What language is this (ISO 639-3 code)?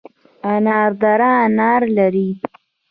pus